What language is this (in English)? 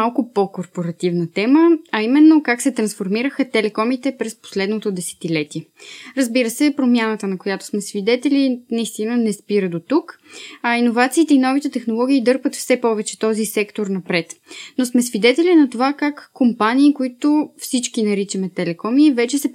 Bulgarian